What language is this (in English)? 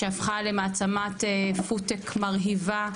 Hebrew